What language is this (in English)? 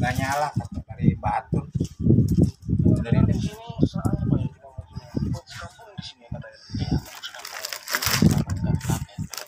Indonesian